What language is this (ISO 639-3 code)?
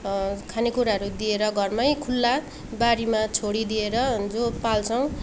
nep